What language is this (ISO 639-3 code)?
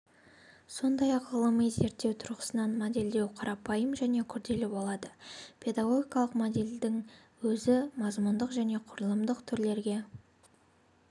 kaz